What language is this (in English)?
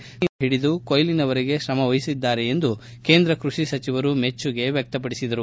Kannada